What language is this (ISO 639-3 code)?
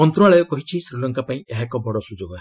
ori